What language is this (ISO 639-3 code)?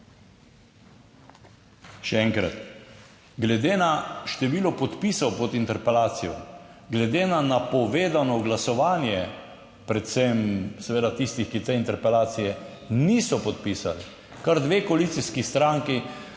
slv